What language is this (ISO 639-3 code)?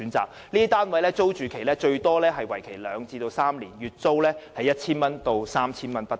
yue